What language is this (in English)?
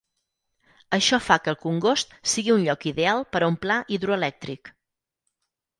Catalan